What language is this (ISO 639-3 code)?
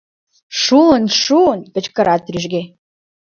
chm